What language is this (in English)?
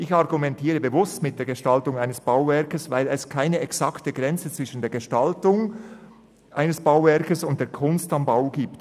Swiss German